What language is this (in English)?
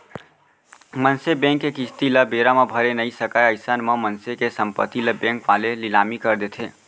Chhattisgarhi